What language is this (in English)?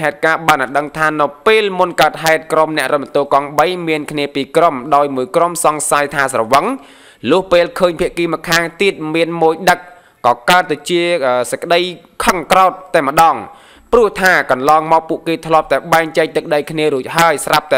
Vietnamese